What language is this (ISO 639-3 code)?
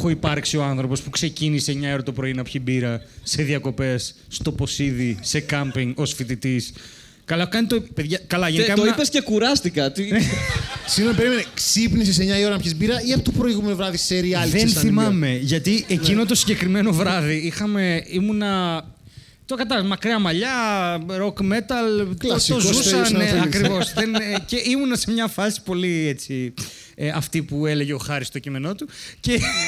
ell